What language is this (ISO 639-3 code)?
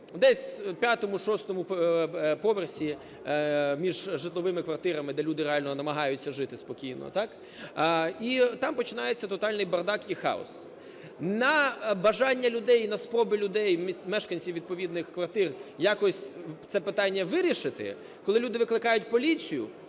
ukr